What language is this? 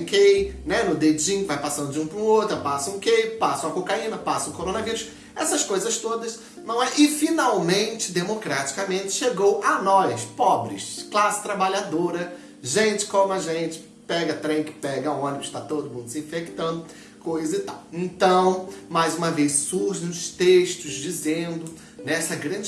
Portuguese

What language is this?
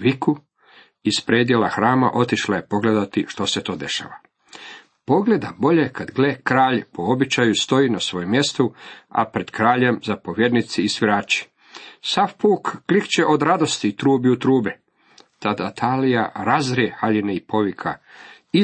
Croatian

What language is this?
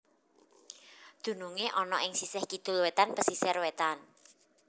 Javanese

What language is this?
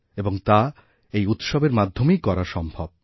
Bangla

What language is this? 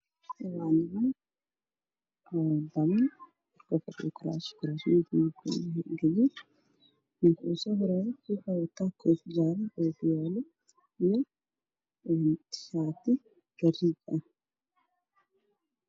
Somali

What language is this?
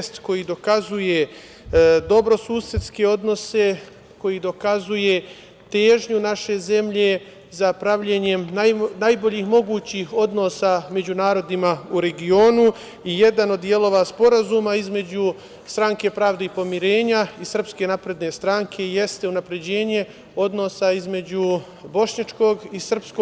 Serbian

